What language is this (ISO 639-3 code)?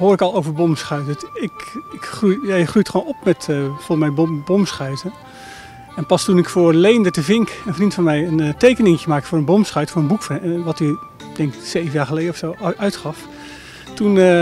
nld